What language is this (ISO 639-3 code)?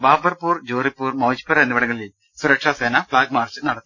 mal